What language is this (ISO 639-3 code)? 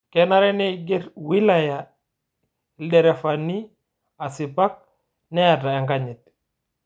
mas